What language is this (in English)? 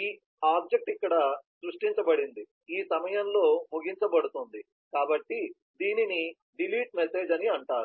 Telugu